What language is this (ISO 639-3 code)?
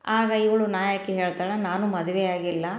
kan